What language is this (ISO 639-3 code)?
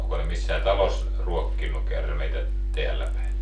fin